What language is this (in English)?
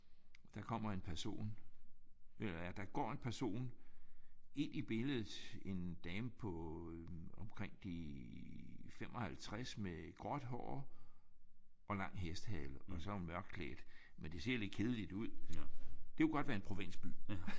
Danish